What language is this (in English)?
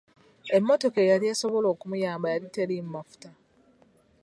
Ganda